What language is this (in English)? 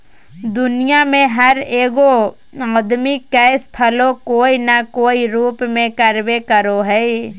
Magahi